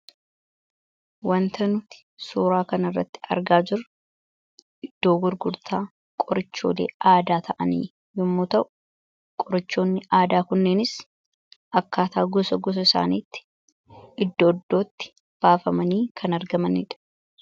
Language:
Oromo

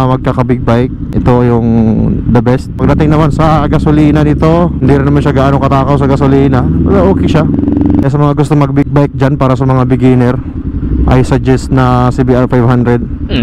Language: Filipino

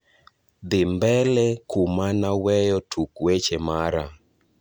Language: Luo (Kenya and Tanzania)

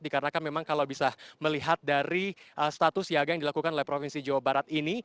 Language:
Indonesian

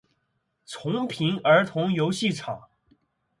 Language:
Chinese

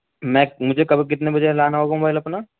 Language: Urdu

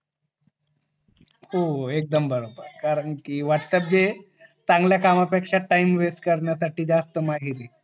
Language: Marathi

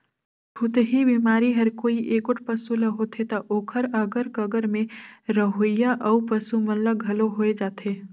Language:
Chhattisgarhi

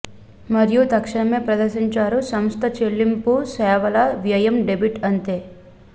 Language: Telugu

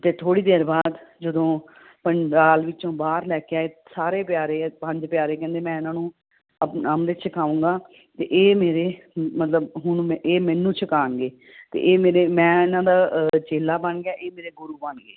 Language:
Punjabi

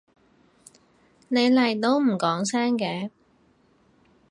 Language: Cantonese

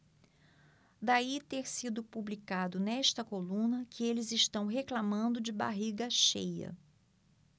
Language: Portuguese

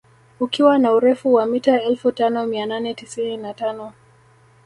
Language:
Swahili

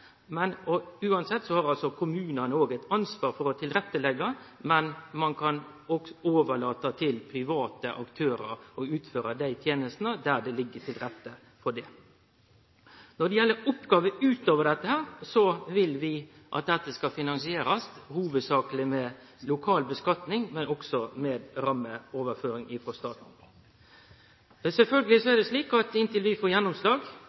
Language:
Norwegian Nynorsk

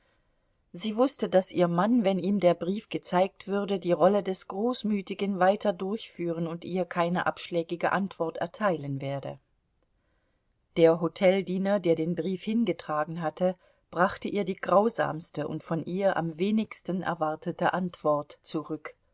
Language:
German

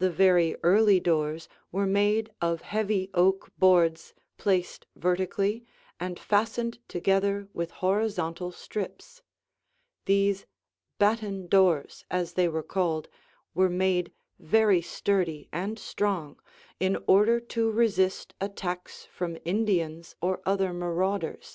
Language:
English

